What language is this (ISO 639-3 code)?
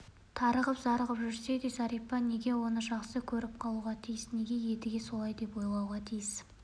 kaz